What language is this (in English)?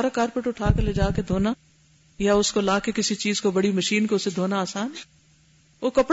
Urdu